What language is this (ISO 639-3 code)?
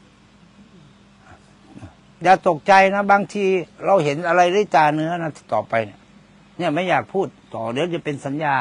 tha